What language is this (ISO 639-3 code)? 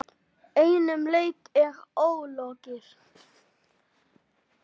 isl